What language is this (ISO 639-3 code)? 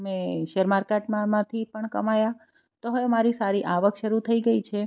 guj